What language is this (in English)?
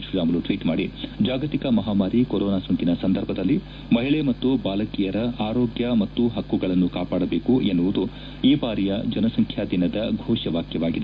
Kannada